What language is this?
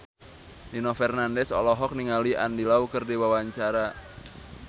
Sundanese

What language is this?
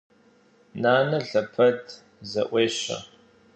Kabardian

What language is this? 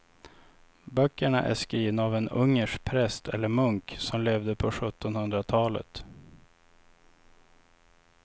Swedish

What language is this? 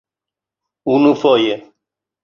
Esperanto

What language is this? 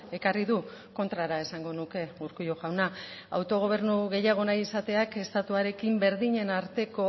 Basque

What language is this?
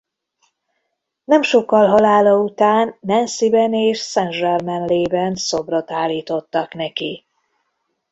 Hungarian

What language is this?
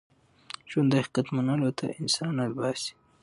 Pashto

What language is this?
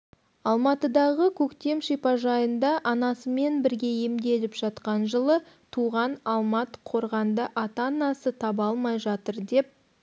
Kazakh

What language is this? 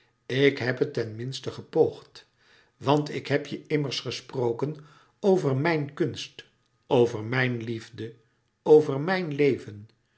Dutch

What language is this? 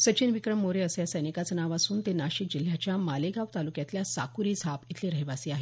Marathi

